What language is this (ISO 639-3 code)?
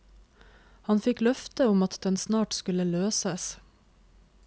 nor